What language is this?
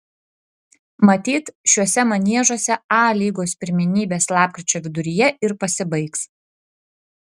Lithuanian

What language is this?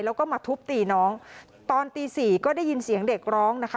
Thai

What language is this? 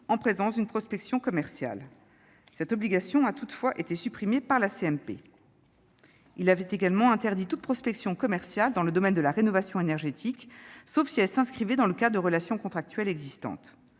French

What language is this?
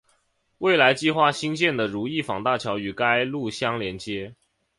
Chinese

